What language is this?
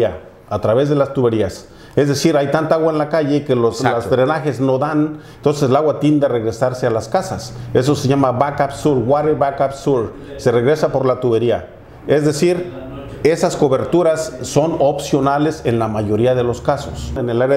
Spanish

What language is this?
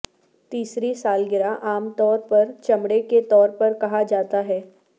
Urdu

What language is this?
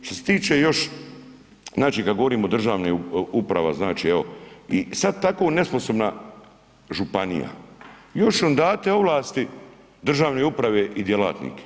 Croatian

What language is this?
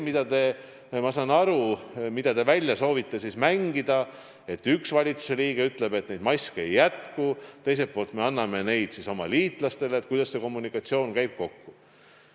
Estonian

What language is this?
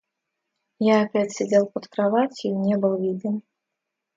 Russian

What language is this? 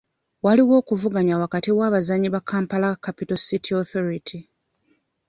Ganda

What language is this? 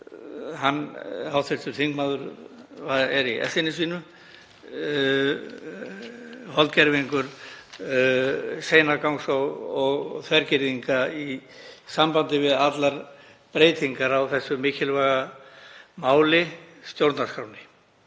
Icelandic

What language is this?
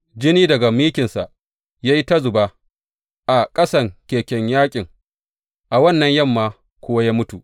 Hausa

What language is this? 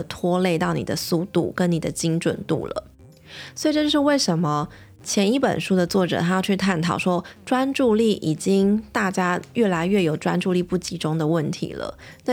Chinese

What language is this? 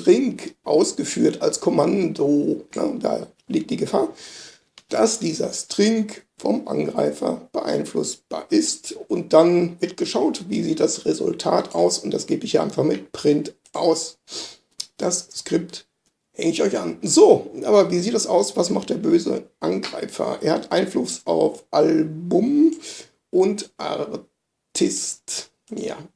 German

